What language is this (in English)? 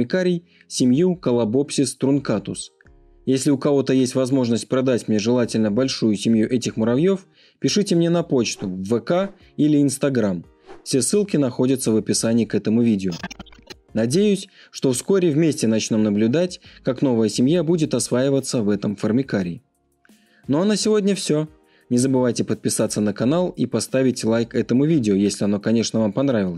Russian